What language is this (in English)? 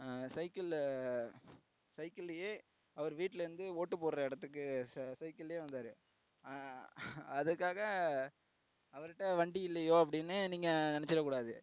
Tamil